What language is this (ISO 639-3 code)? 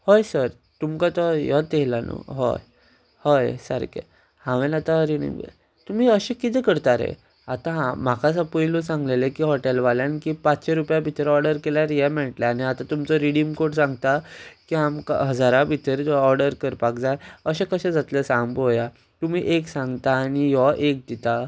kok